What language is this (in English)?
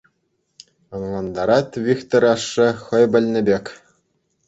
Chuvash